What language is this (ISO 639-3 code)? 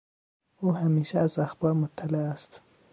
fas